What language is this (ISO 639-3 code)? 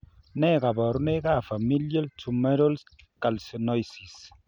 kln